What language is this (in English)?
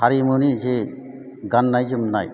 Bodo